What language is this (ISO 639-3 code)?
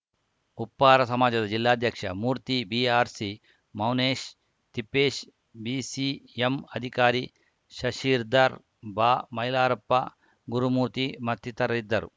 kan